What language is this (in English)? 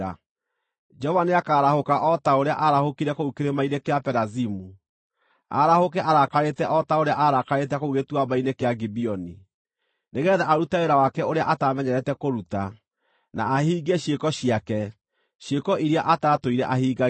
Kikuyu